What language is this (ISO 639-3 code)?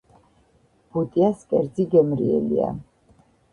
kat